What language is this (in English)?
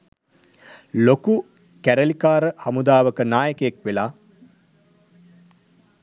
Sinhala